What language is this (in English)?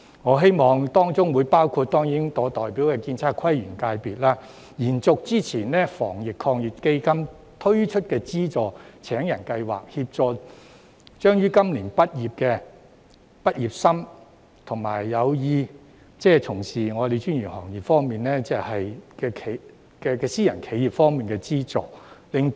Cantonese